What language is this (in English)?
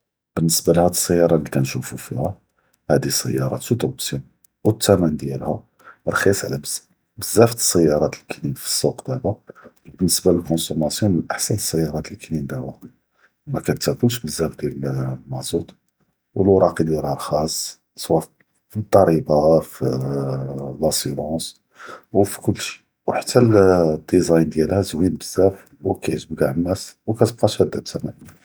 Judeo-Arabic